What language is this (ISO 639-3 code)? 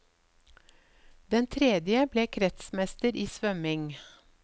nor